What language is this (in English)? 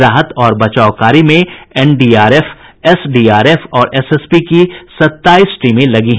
Hindi